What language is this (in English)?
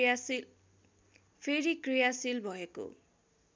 Nepali